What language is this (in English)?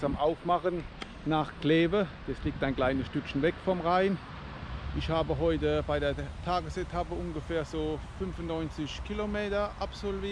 German